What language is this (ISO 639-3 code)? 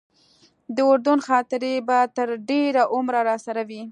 pus